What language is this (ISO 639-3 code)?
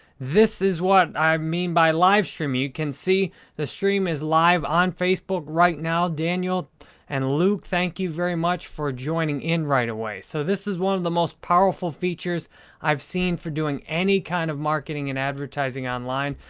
eng